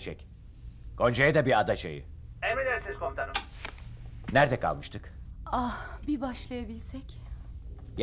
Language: Turkish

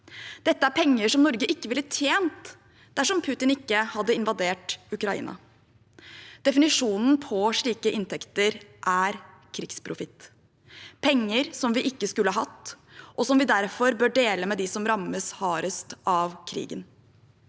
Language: Norwegian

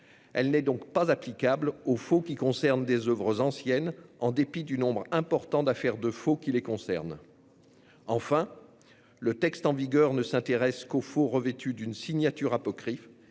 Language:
French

